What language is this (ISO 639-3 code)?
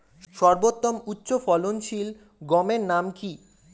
ben